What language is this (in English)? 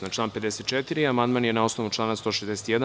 Serbian